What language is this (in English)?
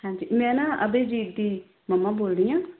Punjabi